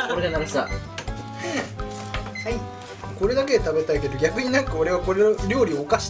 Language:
Japanese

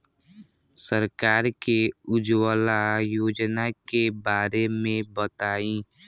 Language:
Bhojpuri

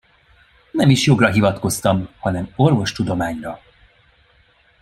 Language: Hungarian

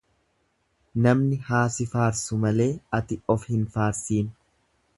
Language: Oromo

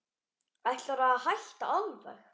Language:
Icelandic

